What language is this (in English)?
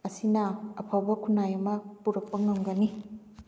Manipuri